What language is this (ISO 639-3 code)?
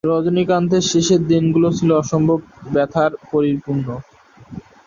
ben